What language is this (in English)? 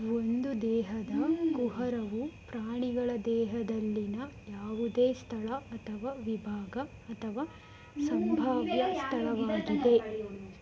Kannada